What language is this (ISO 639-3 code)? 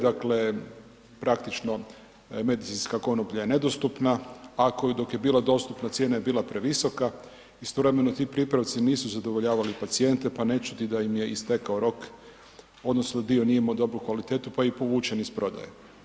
hrv